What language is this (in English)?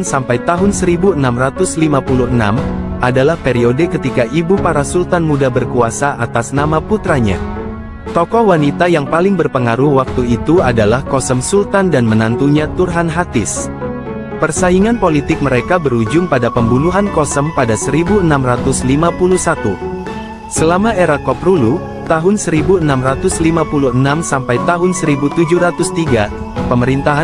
Indonesian